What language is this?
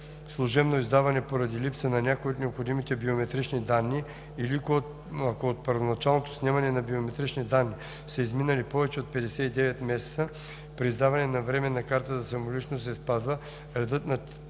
Bulgarian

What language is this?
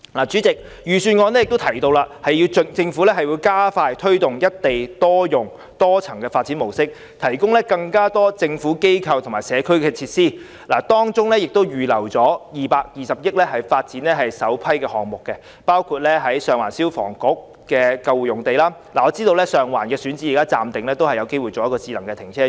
Cantonese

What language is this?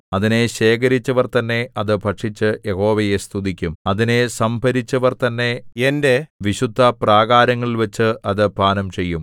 Malayalam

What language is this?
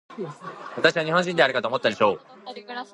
Japanese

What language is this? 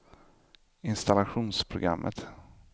Swedish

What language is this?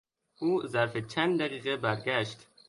Persian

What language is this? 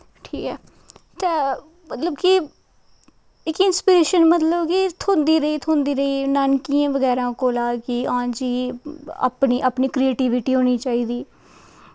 Dogri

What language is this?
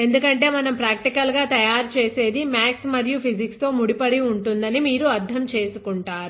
Telugu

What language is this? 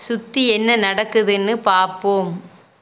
Tamil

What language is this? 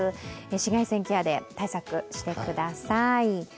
Japanese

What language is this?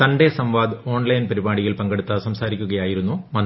Malayalam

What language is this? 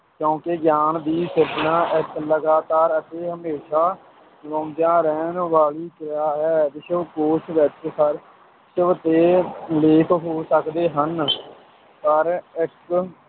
Punjabi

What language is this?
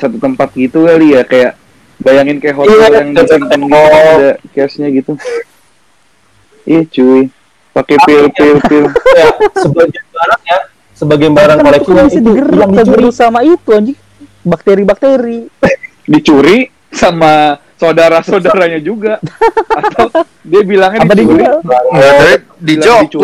Indonesian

